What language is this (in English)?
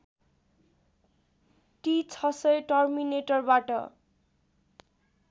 Nepali